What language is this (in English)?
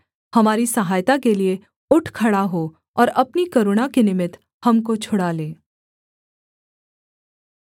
Hindi